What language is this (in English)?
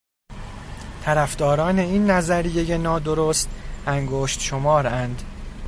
Persian